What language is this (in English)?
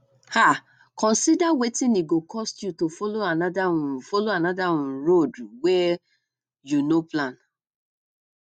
Nigerian Pidgin